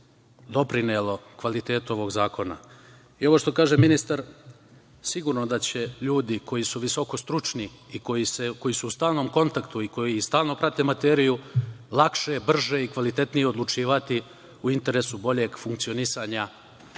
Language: Serbian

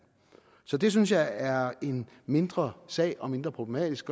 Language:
Danish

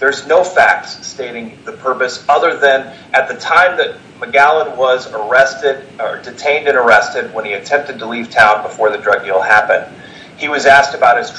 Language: English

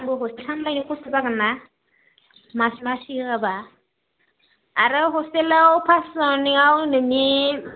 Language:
Bodo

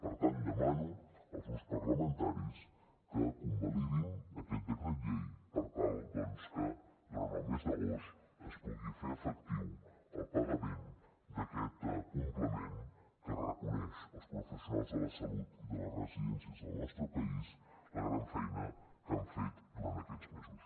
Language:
Catalan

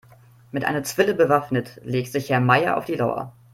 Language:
German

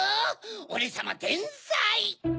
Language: Japanese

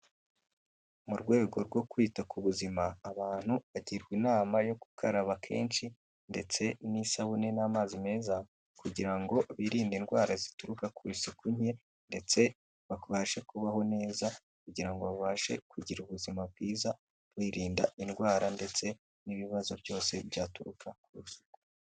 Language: Kinyarwanda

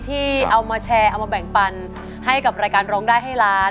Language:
Thai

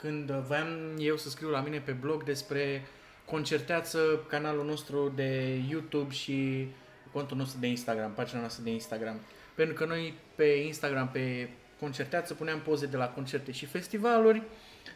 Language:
Romanian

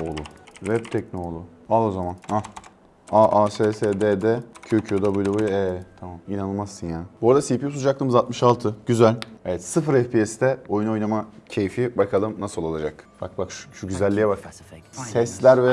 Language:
Turkish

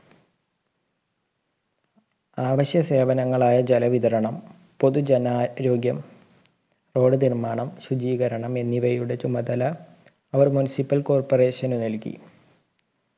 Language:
Malayalam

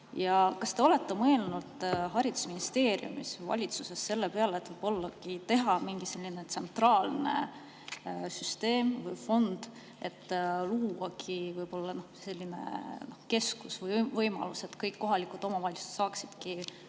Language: Estonian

